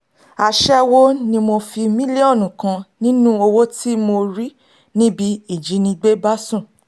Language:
Yoruba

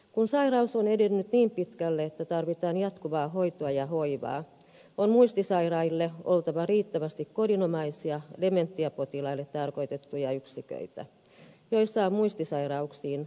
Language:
Finnish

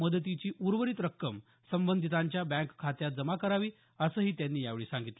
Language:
Marathi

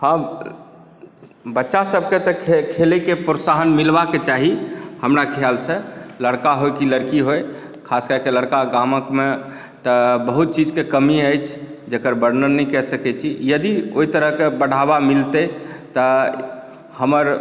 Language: Maithili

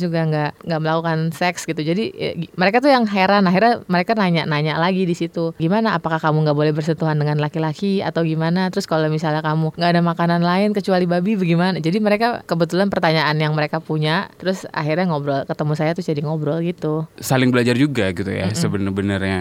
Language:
Indonesian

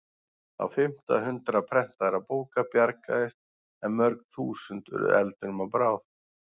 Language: Icelandic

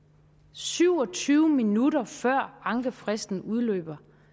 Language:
Danish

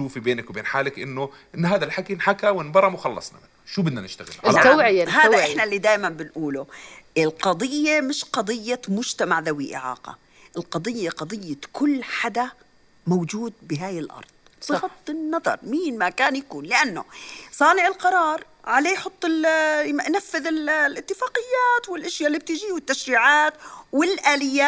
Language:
Arabic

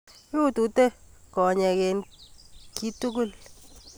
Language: Kalenjin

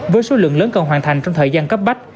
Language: Vietnamese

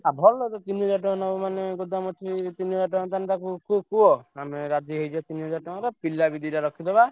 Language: Odia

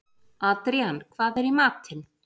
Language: Icelandic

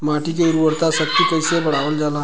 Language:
Bhojpuri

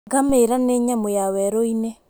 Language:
Kikuyu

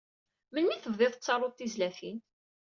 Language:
Kabyle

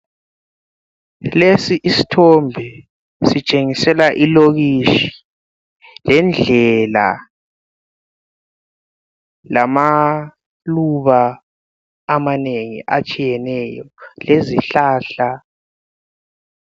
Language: North Ndebele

